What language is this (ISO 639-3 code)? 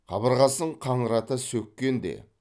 kaz